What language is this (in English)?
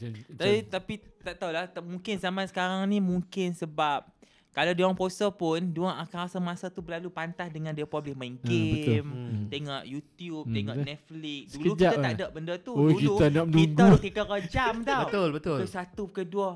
Malay